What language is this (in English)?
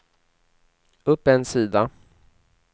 Swedish